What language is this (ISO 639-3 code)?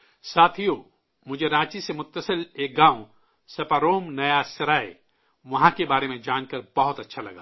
urd